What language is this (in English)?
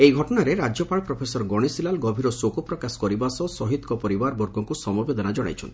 Odia